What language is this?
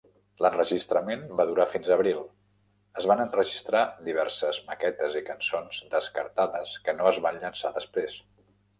Catalan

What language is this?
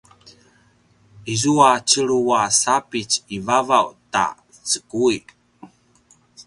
Paiwan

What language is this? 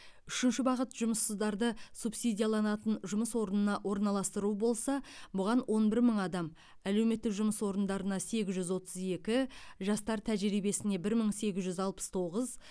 Kazakh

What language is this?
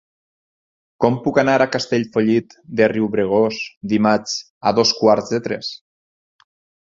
Catalan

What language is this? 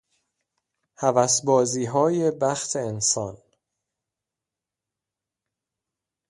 Persian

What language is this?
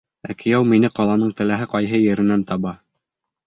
Bashkir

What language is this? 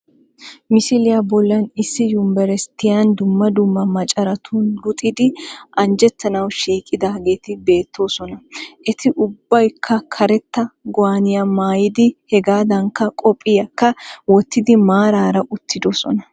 Wolaytta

